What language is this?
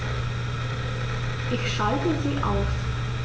German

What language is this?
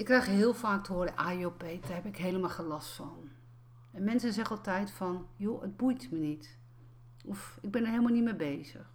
Dutch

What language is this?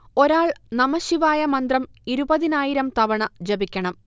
Malayalam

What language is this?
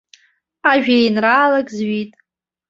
Abkhazian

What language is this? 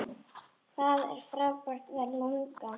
Icelandic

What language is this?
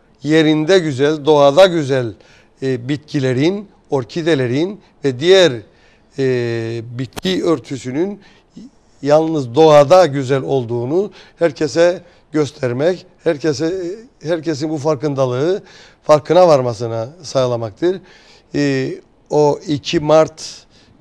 Turkish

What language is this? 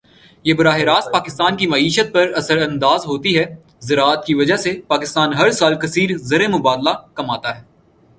Urdu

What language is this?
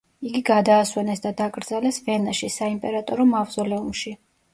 Georgian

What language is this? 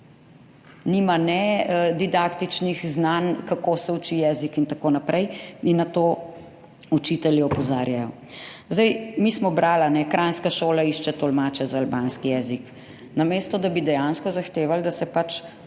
Slovenian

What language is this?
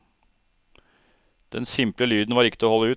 Norwegian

